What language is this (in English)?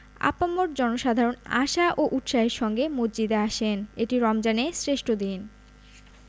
Bangla